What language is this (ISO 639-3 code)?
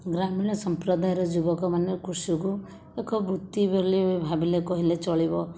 ori